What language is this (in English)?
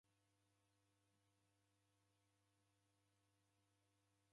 Taita